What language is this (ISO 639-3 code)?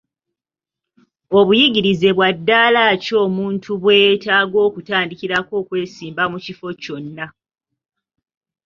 lug